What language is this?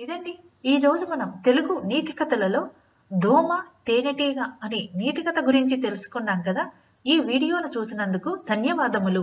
Telugu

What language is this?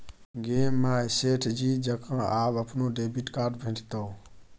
Maithili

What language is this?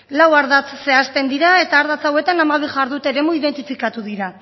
Basque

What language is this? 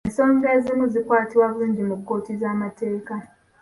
Ganda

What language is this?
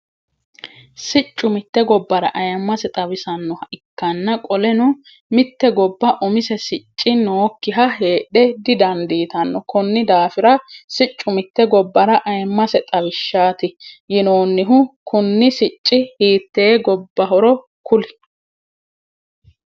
Sidamo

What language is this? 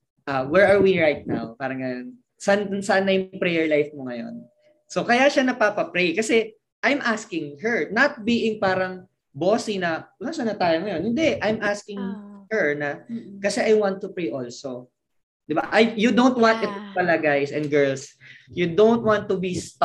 Filipino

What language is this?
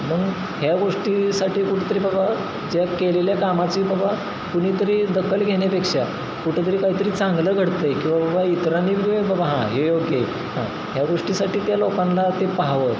Marathi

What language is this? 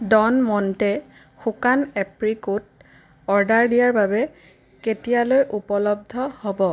Assamese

